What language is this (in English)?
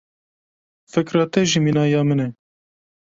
Kurdish